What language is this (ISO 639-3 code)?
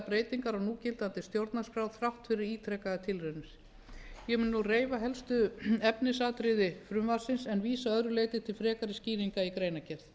isl